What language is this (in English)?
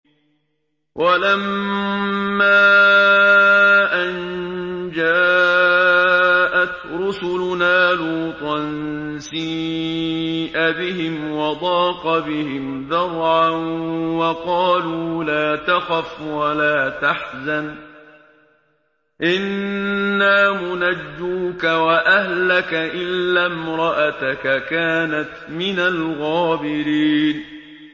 Arabic